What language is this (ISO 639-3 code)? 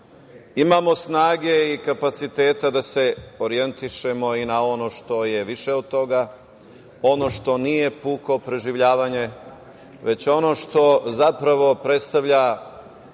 srp